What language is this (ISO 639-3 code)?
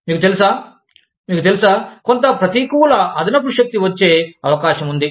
tel